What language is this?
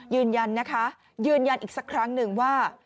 Thai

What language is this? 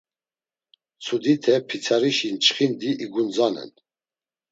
Laz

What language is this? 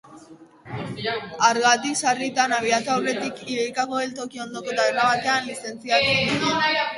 Basque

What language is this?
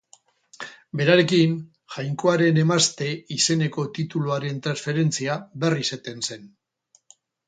Basque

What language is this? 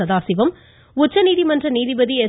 Tamil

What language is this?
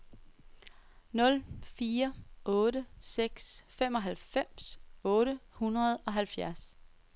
Danish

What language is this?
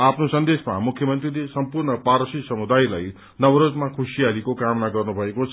Nepali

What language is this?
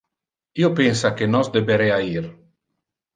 Interlingua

